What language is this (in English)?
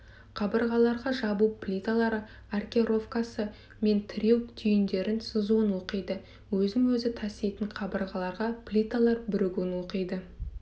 Kazakh